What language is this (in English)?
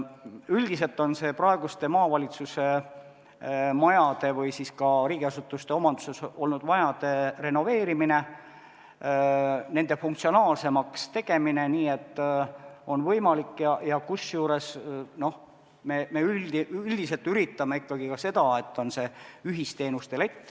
Estonian